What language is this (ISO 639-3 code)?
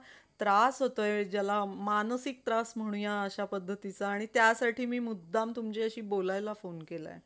mar